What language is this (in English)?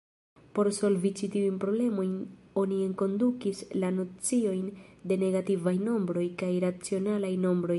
Esperanto